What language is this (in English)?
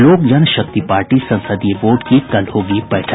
Hindi